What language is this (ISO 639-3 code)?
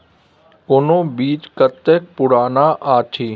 mai